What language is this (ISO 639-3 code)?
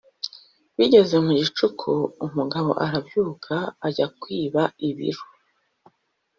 kin